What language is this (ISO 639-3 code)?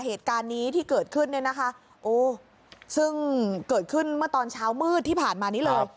tha